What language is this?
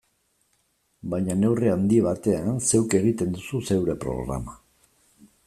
Basque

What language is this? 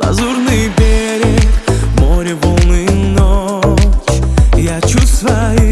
Italian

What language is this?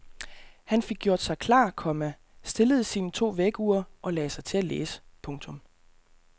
Danish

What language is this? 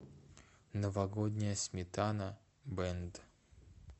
Russian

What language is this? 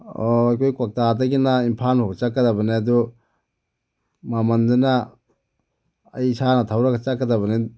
Manipuri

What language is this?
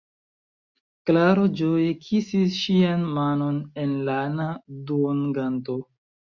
Esperanto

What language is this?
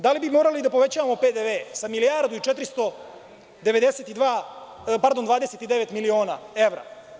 Serbian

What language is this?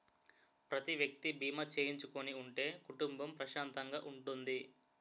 Telugu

